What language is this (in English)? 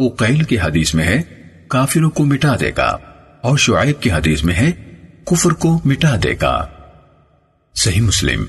Urdu